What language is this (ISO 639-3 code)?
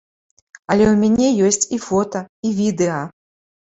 bel